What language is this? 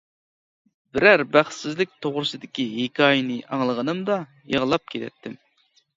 Uyghur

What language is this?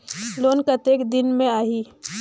Chhattisgarhi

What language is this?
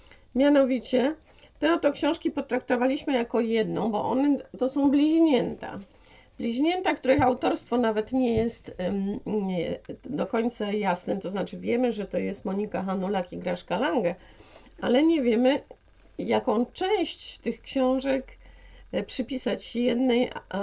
Polish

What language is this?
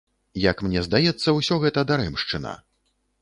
Belarusian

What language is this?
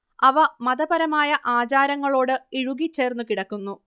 Malayalam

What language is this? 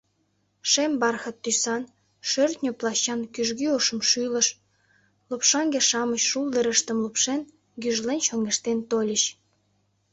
Mari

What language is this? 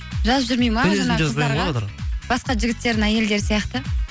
Kazakh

